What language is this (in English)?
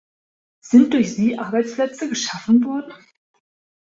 German